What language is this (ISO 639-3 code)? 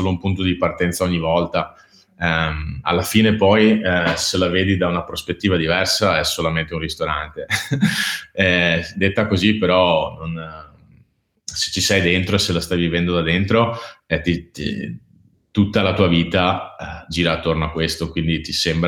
ita